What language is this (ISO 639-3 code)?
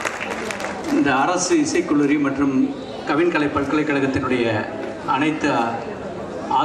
kor